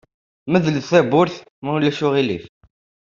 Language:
Kabyle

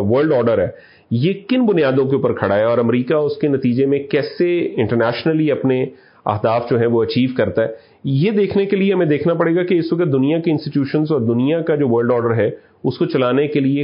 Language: Urdu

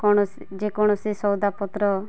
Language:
Odia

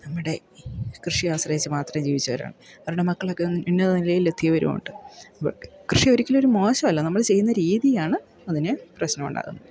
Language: Malayalam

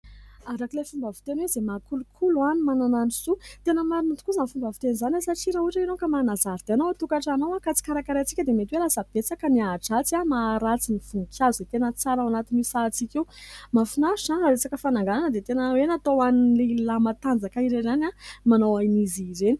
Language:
Malagasy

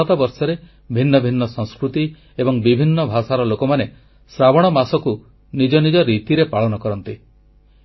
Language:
Odia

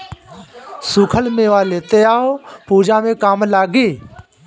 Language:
Bhojpuri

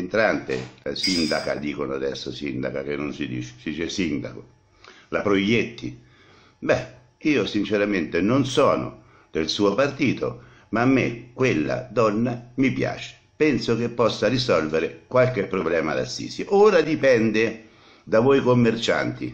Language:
Italian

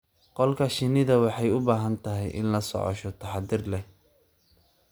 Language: Somali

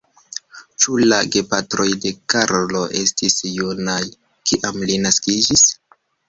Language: Esperanto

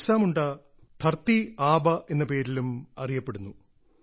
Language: Malayalam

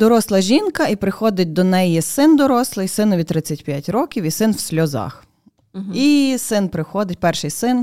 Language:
Ukrainian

